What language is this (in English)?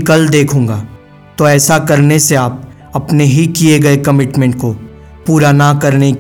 Hindi